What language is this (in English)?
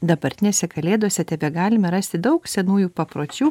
Lithuanian